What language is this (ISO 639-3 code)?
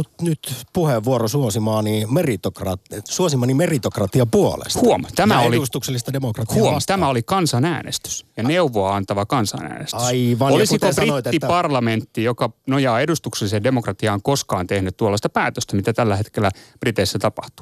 fin